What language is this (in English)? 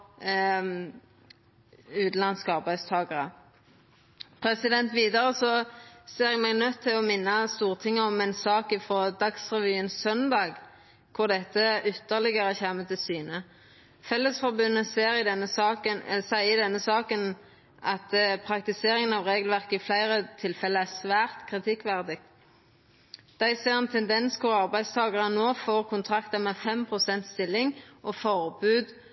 Norwegian Nynorsk